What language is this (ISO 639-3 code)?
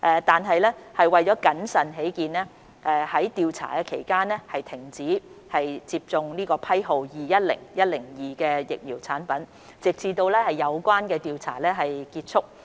yue